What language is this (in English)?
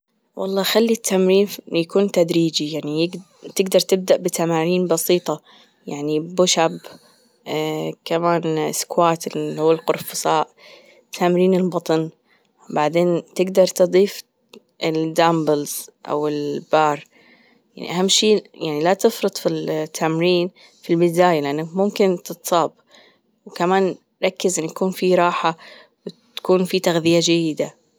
Gulf Arabic